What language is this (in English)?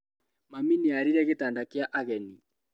Kikuyu